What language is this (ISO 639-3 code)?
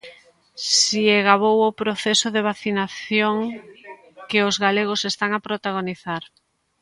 glg